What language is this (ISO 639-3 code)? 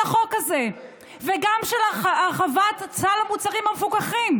heb